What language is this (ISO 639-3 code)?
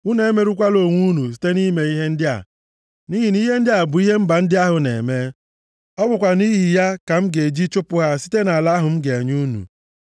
ibo